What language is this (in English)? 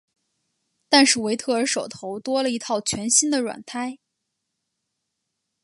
Chinese